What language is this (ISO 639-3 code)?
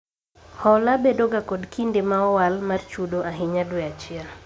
luo